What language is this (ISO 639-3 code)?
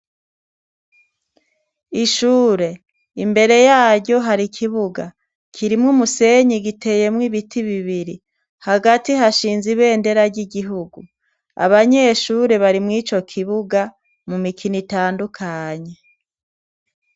run